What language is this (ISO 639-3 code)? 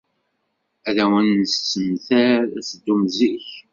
kab